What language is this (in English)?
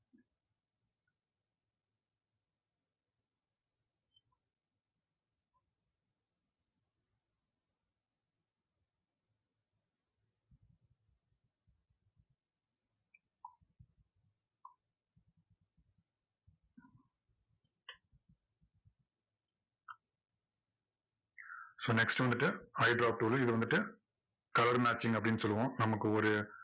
Tamil